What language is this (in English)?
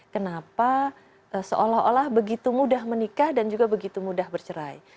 Indonesian